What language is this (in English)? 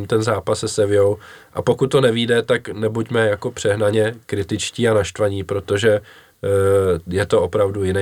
Czech